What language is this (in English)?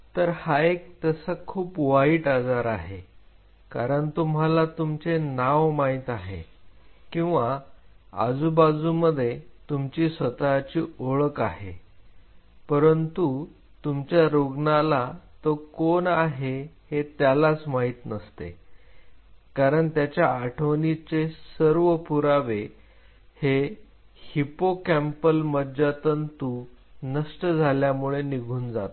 Marathi